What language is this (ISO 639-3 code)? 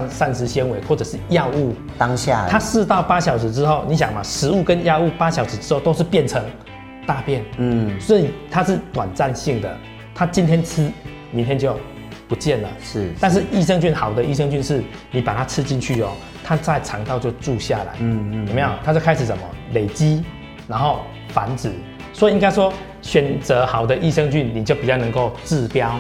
zho